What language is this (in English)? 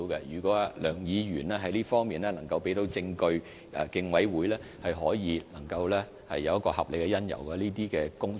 Cantonese